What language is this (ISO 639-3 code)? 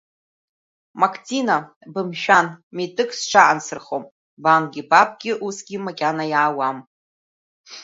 abk